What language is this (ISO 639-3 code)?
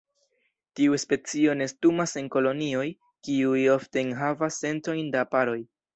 epo